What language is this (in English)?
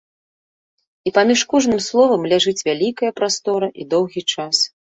Belarusian